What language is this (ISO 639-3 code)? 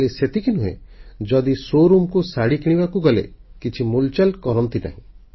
ori